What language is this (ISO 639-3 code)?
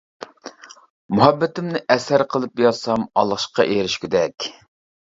uig